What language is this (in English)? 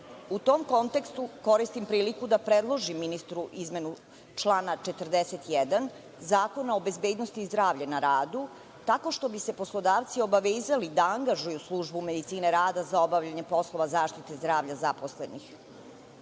Serbian